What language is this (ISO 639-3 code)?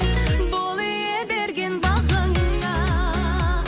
kaz